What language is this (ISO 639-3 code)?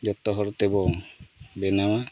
sat